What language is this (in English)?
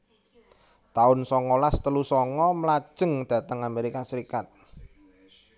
Javanese